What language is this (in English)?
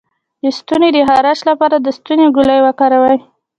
Pashto